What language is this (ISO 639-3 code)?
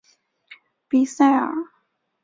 zho